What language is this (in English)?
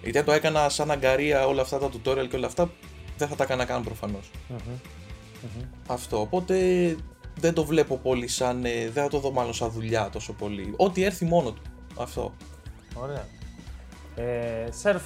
Greek